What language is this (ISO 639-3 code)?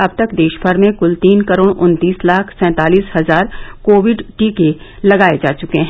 hin